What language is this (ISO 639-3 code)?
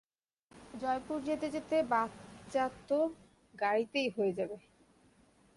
ben